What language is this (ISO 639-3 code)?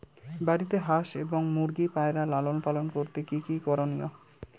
ben